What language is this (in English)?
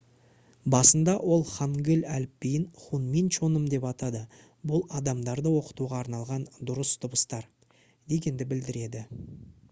Kazakh